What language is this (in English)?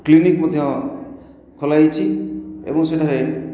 Odia